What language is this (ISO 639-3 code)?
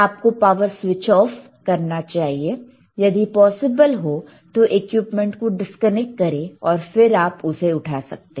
hin